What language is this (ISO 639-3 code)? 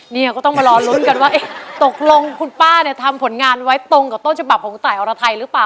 tha